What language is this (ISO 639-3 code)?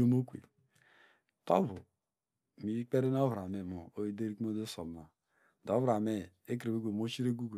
deg